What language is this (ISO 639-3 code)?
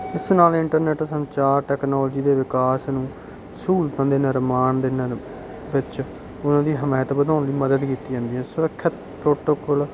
pan